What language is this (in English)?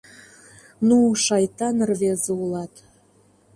Mari